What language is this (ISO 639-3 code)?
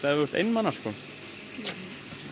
isl